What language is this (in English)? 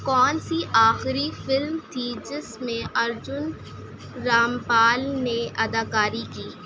Urdu